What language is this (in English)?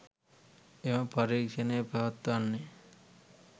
Sinhala